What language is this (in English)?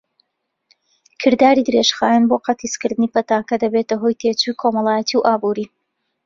Central Kurdish